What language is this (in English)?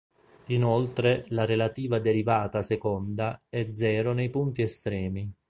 Italian